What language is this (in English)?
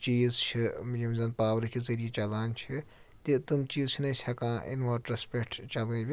Kashmiri